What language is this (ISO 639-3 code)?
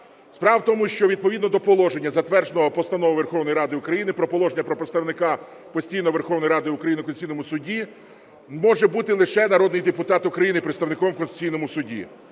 ukr